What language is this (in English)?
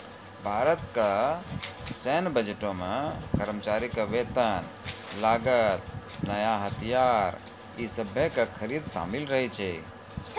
Maithili